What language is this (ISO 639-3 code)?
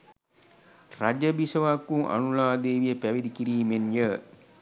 sin